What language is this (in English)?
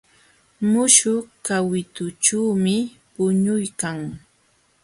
Jauja Wanca Quechua